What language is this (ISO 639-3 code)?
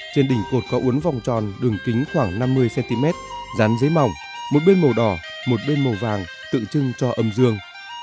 vie